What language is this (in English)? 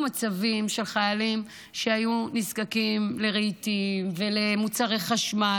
Hebrew